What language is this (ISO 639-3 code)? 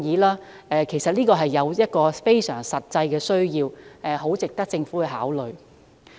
yue